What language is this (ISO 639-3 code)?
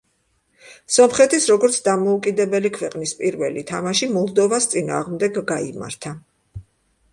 kat